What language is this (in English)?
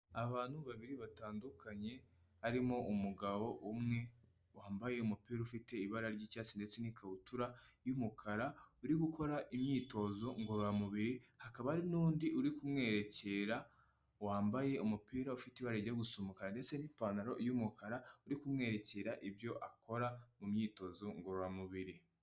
Kinyarwanda